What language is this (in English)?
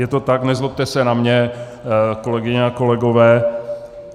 Czech